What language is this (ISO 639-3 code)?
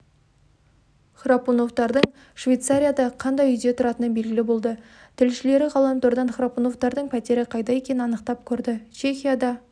kaz